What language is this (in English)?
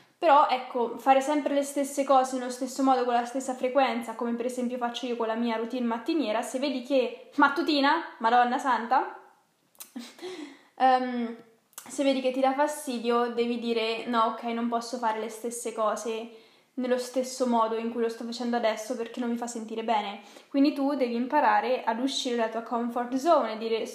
Italian